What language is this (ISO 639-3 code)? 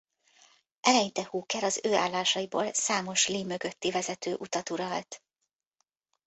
hun